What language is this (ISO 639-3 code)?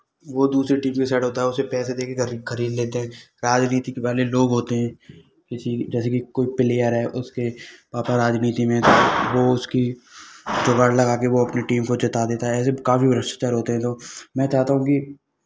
hin